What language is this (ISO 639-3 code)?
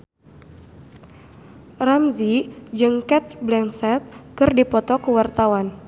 sun